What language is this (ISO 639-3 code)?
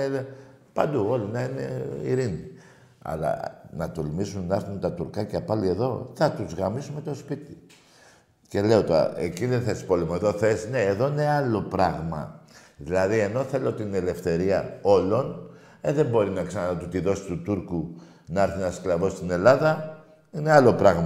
ell